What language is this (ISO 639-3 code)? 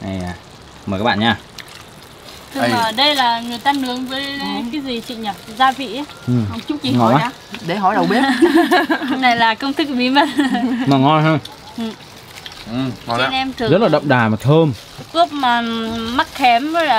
vie